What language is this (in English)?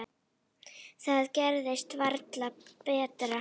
Icelandic